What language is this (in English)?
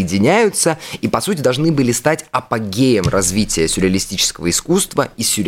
Russian